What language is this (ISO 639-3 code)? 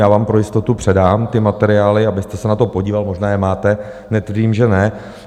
ces